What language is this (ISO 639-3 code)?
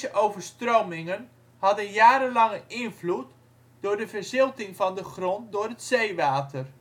nld